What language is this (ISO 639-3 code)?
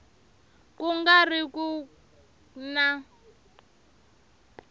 tso